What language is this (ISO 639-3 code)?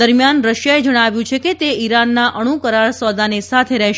guj